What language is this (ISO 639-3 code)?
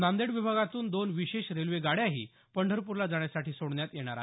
mar